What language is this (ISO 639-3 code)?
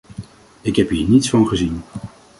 nld